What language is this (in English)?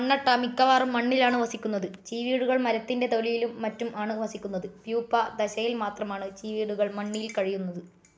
Malayalam